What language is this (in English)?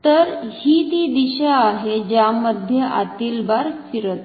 Marathi